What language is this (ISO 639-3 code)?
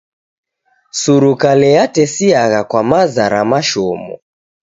dav